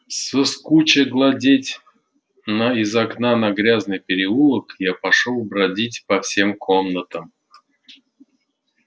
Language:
Russian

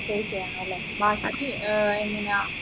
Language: Malayalam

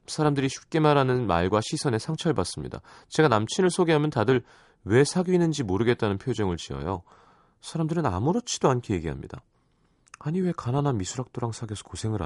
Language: Korean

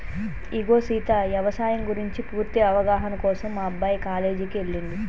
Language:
Telugu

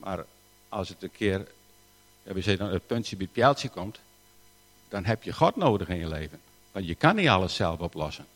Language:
Dutch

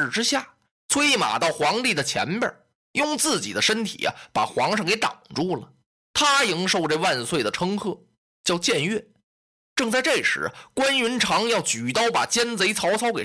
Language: Chinese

